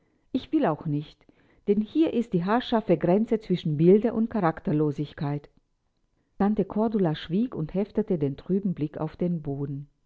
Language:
German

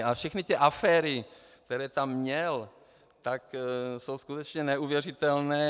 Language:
Czech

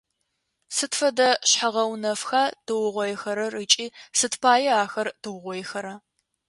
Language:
Adyghe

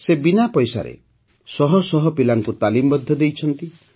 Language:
Odia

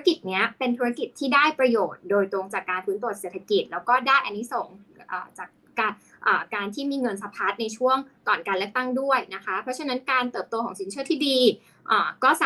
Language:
Thai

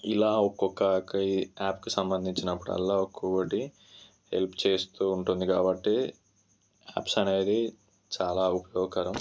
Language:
Telugu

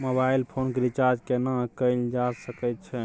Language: Maithili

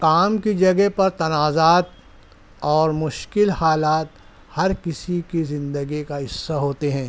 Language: Urdu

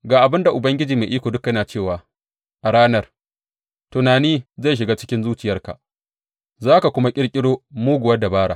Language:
Hausa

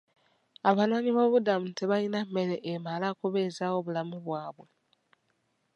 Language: Ganda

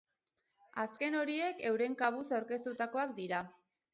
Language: Basque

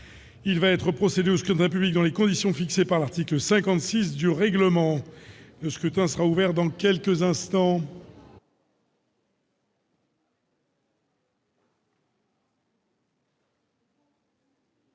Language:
French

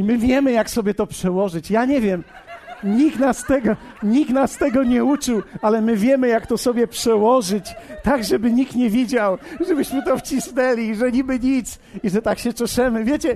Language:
Polish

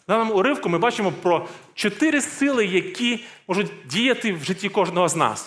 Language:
Ukrainian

